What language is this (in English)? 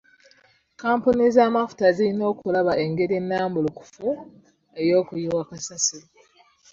Ganda